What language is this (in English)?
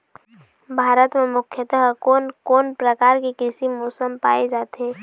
Chhattisgarhi